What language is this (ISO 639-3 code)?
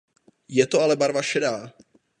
ces